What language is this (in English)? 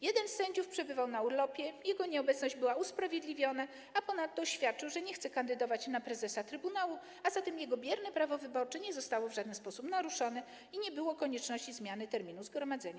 Polish